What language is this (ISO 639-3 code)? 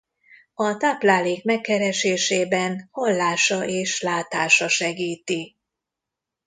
hun